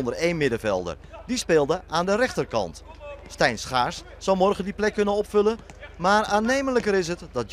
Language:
Dutch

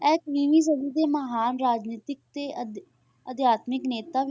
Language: Punjabi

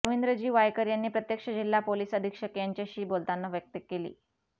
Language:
Marathi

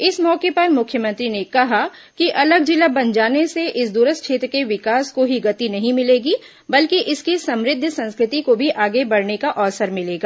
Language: Hindi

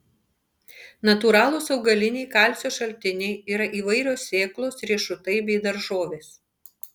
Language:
Lithuanian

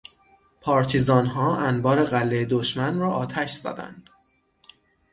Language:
Persian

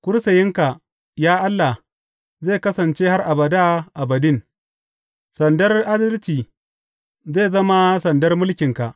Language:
Hausa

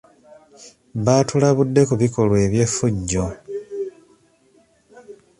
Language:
Ganda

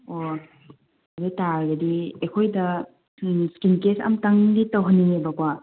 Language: Manipuri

